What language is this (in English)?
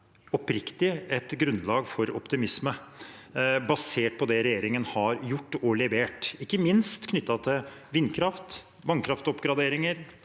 Norwegian